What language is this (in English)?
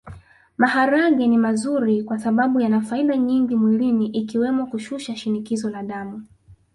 Swahili